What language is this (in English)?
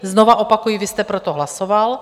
Czech